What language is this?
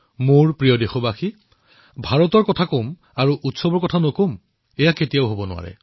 Assamese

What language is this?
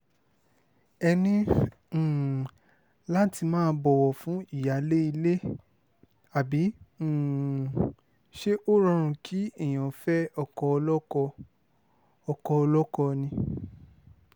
Yoruba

